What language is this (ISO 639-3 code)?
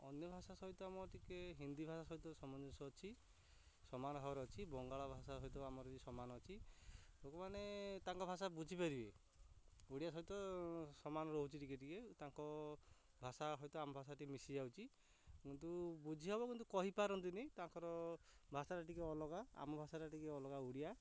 ori